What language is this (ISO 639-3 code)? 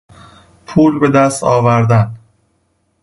fas